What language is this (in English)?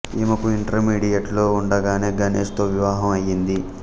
Telugu